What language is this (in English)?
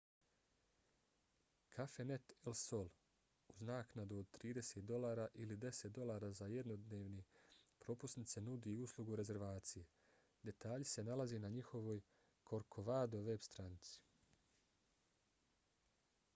Bosnian